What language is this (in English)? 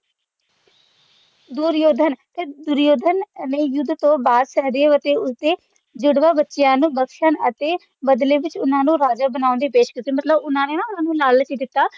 Punjabi